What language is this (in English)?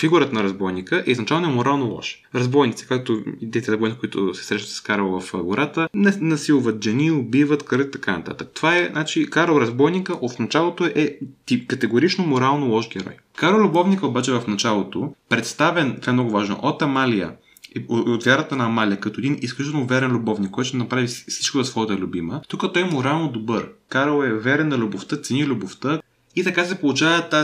Bulgarian